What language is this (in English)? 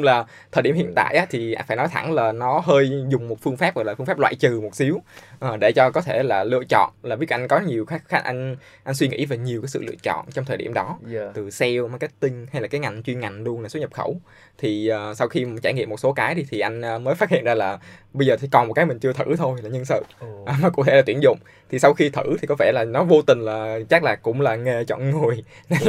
Vietnamese